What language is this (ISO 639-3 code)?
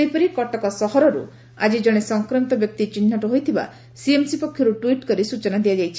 ori